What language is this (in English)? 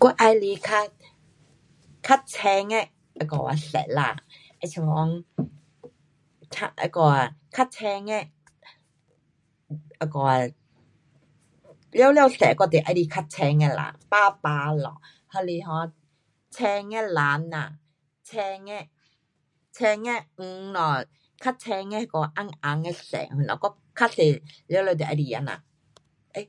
Pu-Xian Chinese